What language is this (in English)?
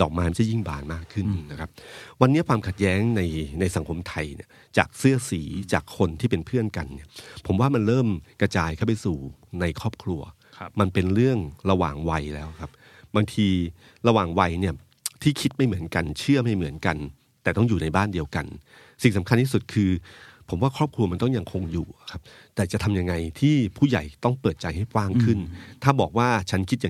Thai